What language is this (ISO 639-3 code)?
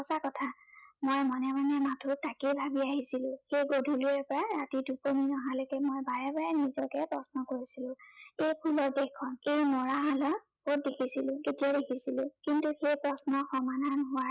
asm